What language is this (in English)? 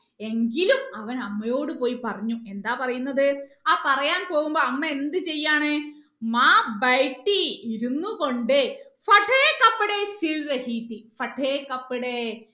Malayalam